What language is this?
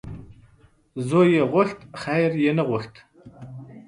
Pashto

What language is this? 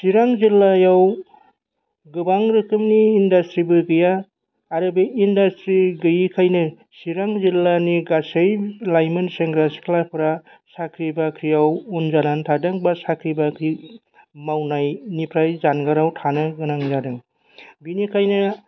Bodo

